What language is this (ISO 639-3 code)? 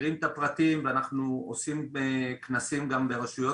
heb